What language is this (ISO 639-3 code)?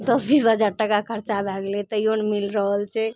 mai